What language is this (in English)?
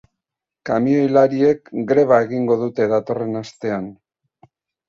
Basque